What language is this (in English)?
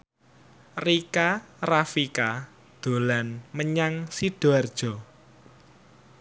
Javanese